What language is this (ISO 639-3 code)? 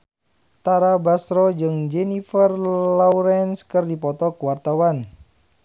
sun